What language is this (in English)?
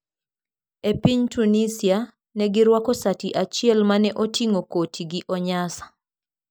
Luo (Kenya and Tanzania)